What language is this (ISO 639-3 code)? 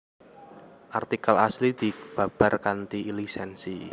jav